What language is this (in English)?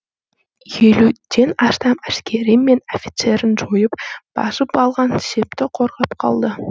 Kazakh